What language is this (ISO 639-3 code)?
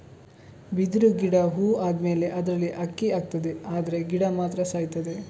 kan